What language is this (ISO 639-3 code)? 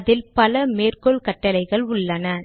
tam